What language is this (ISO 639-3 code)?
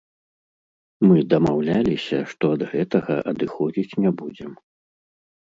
bel